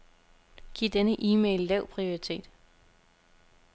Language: Danish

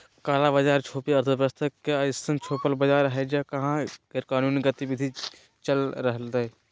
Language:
Magahi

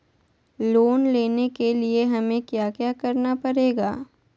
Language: Magahi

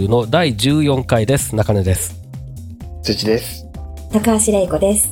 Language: Japanese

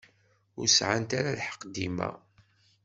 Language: Kabyle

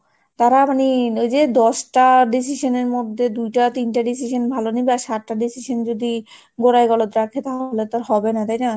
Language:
Bangla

